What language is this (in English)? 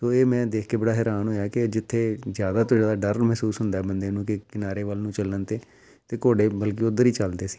Punjabi